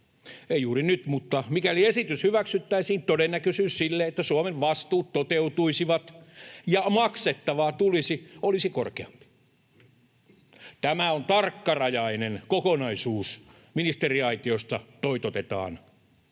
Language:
Finnish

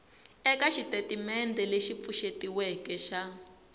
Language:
Tsonga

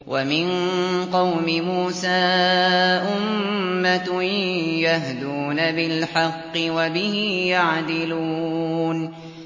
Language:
Arabic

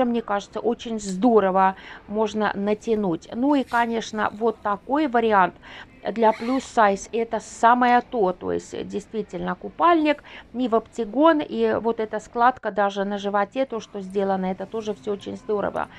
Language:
Russian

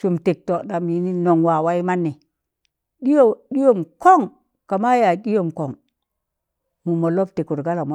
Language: Tangale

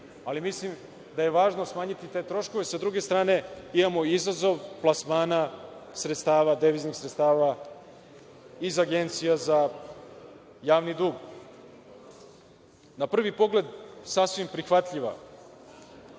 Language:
Serbian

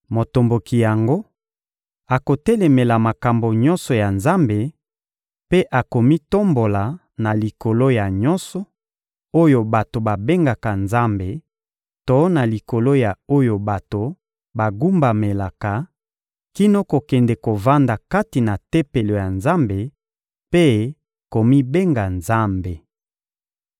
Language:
Lingala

